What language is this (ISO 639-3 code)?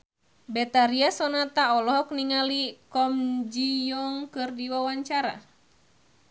sun